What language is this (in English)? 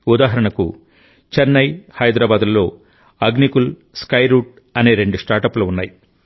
Telugu